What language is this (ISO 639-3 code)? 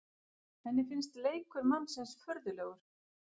isl